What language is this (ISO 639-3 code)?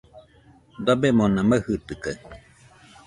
hux